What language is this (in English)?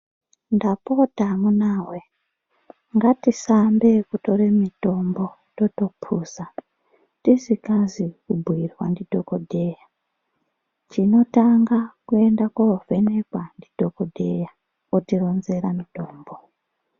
Ndau